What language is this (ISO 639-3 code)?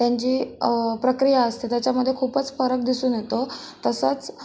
mar